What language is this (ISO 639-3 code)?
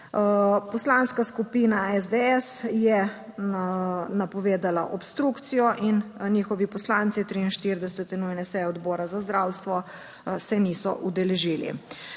slv